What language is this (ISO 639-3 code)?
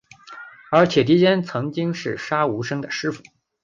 zho